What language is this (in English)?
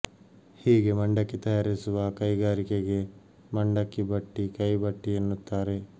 Kannada